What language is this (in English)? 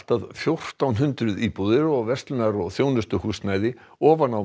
Icelandic